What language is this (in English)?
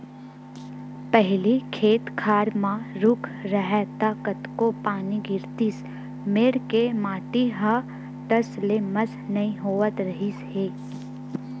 Chhattisgarhi